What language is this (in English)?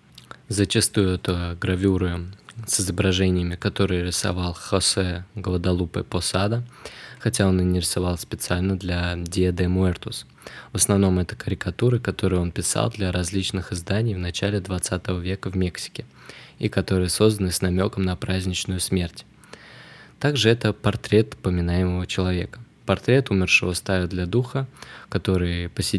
Russian